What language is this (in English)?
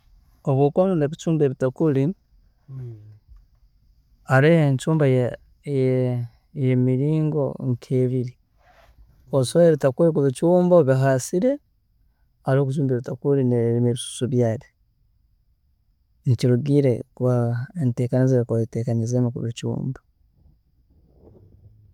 Tooro